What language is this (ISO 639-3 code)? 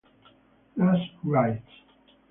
ita